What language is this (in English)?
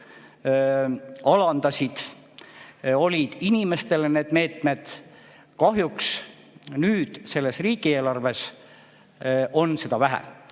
Estonian